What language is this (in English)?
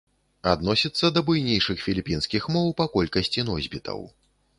Belarusian